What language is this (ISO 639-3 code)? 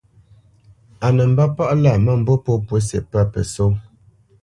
bce